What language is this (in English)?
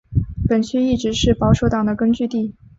Chinese